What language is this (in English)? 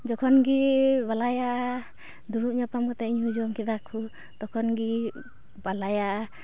Santali